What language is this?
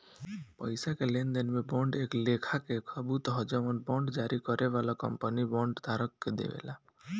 Bhojpuri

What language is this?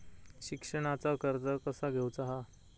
Marathi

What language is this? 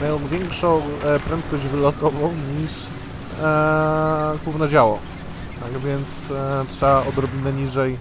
Polish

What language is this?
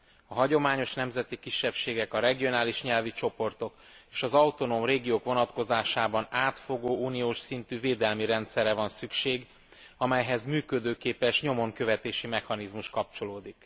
Hungarian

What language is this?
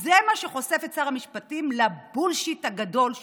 Hebrew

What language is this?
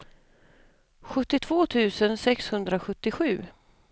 Swedish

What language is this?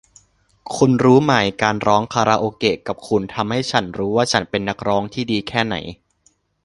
Thai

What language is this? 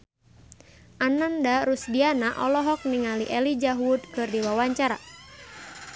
Sundanese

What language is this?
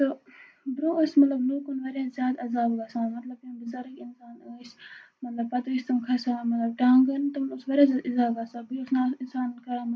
Kashmiri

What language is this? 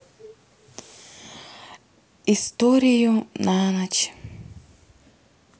Russian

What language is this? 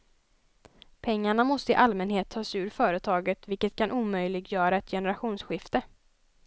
Swedish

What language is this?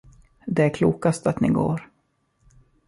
Swedish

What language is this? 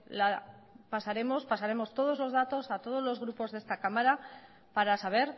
Spanish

